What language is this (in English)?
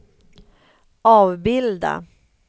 Swedish